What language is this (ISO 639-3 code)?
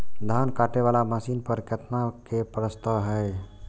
mai